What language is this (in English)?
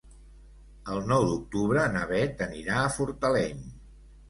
Catalan